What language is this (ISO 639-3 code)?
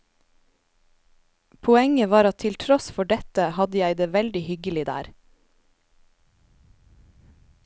nor